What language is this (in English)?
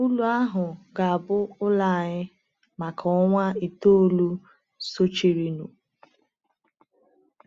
Igbo